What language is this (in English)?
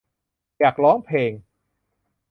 Thai